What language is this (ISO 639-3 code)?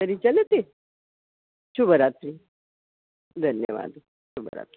san